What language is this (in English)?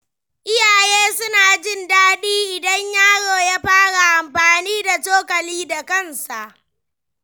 Hausa